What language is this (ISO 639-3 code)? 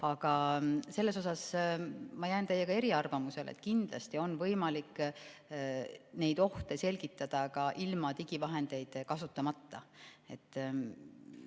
est